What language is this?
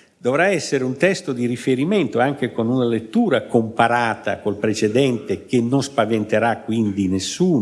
Italian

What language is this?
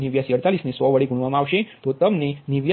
Gujarati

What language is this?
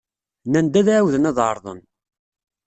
Kabyle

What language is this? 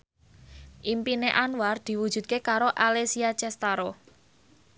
Javanese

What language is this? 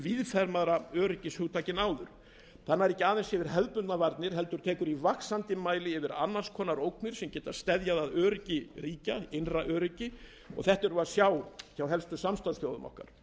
Icelandic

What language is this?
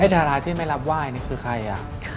Thai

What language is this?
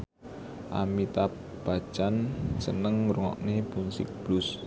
Javanese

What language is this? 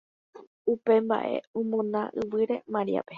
Guarani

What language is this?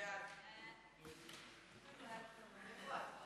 Hebrew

